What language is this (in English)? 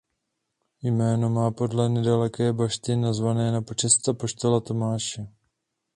Czech